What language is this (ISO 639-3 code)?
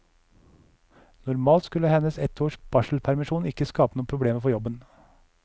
nor